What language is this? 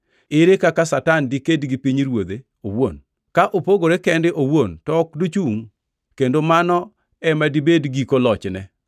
Luo (Kenya and Tanzania)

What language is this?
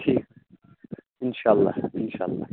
Kashmiri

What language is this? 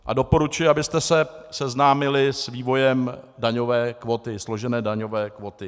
Czech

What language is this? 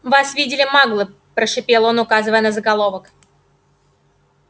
Russian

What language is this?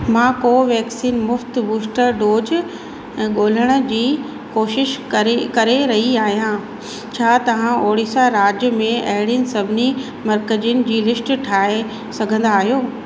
Sindhi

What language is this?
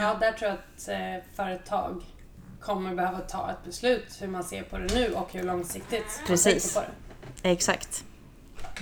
Swedish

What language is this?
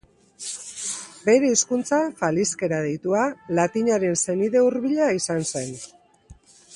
Basque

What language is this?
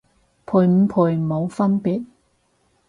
Cantonese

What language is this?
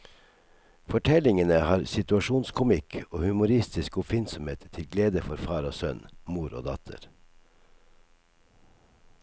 Norwegian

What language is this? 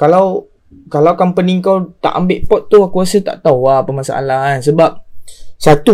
Malay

